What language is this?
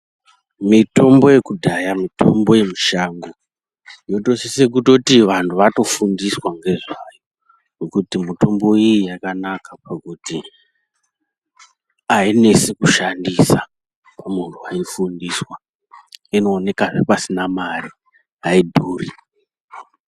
Ndau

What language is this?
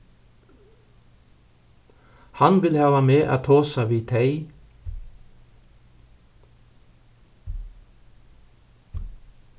Faroese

